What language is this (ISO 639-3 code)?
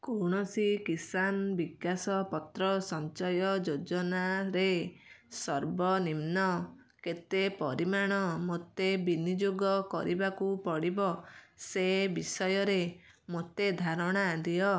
ori